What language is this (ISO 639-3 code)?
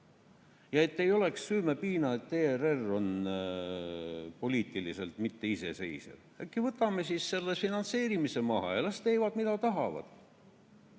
est